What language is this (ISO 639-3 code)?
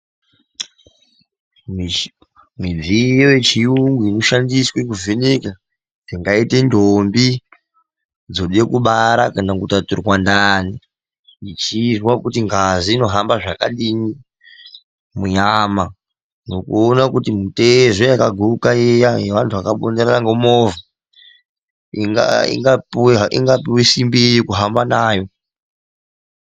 ndc